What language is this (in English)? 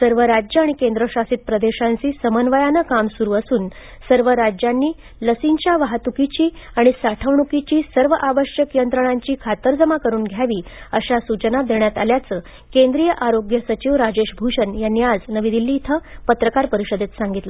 Marathi